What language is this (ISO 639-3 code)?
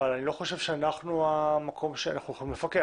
heb